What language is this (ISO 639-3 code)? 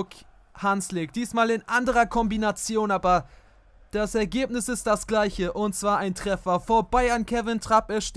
deu